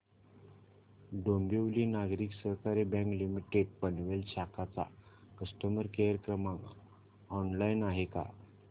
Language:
Marathi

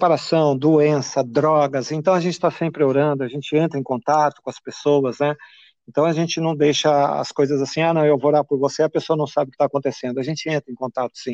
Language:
Portuguese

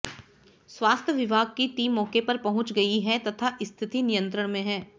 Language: Hindi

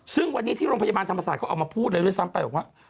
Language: Thai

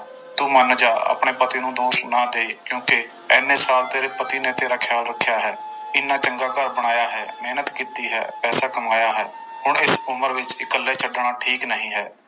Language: Punjabi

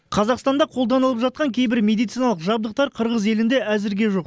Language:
Kazakh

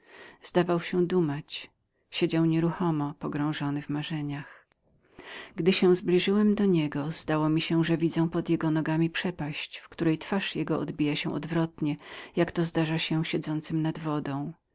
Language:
Polish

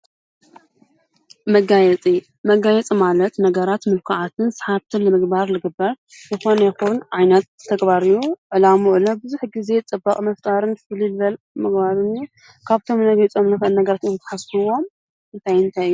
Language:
Tigrinya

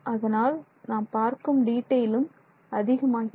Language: Tamil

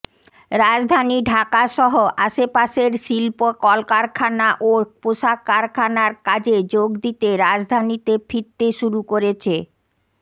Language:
Bangla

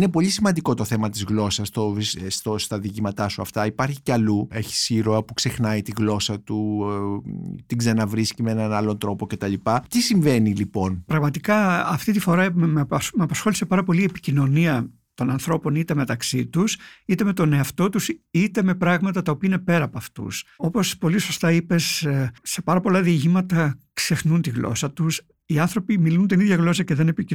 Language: Greek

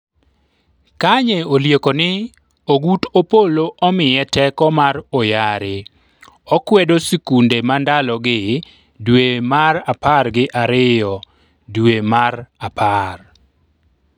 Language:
Luo (Kenya and Tanzania)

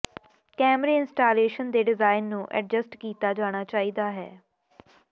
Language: Punjabi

